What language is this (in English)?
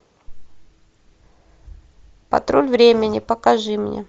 Russian